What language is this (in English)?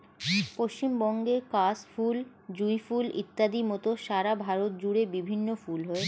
Bangla